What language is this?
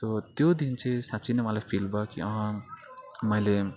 Nepali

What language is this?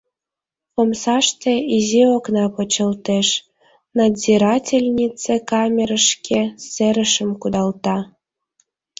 Mari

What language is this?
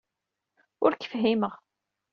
Kabyle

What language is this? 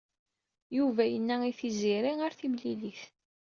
Kabyle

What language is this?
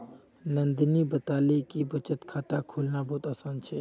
Magahi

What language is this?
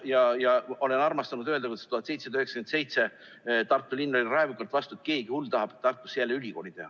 Estonian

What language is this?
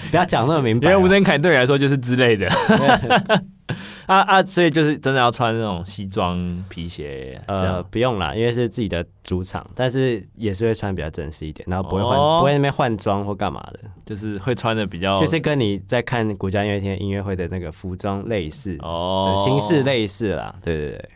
Chinese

